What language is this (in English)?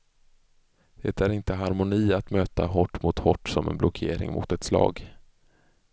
Swedish